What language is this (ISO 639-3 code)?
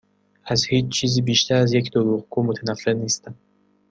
fas